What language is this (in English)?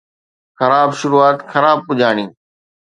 Sindhi